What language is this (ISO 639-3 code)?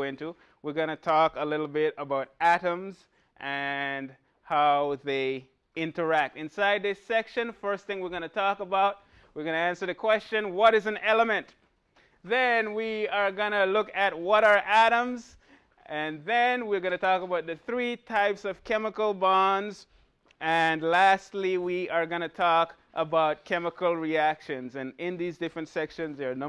eng